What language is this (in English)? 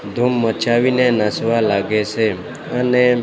Gujarati